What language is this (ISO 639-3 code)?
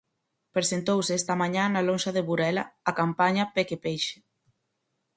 glg